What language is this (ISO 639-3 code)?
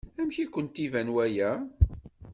kab